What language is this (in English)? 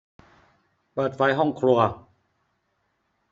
Thai